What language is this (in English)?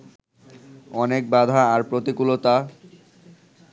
Bangla